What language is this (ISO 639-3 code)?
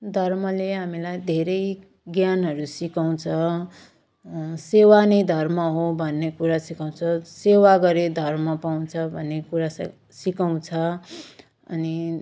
nep